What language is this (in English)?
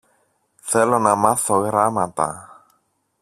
Greek